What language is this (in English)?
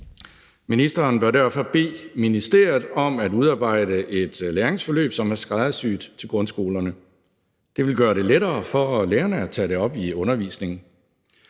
Danish